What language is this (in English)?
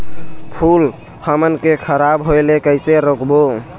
Chhattisgarhi